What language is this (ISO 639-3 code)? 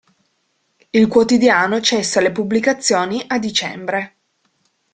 ita